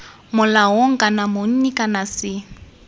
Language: Tswana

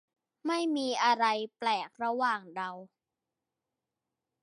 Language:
Thai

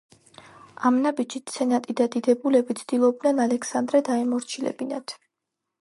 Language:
Georgian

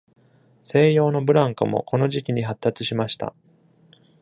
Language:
Japanese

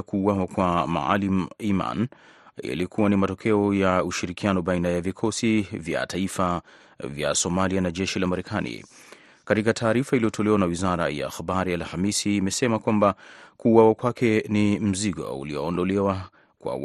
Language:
Swahili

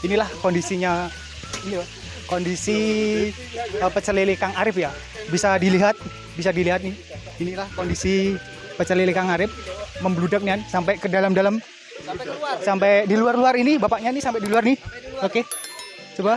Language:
Indonesian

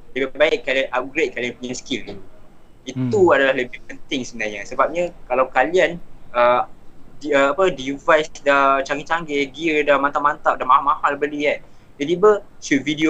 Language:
Malay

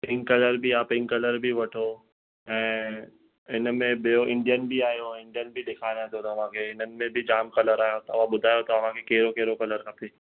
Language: Sindhi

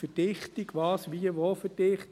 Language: Swiss German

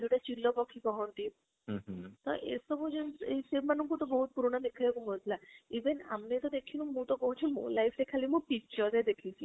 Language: Odia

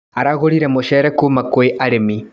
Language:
Kikuyu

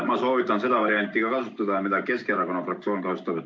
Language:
Estonian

